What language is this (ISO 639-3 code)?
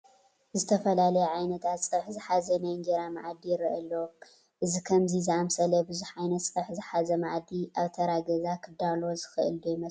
tir